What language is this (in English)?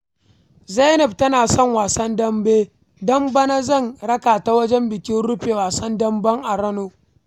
Hausa